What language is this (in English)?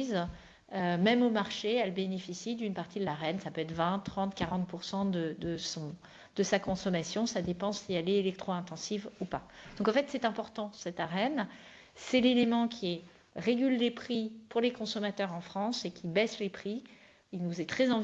French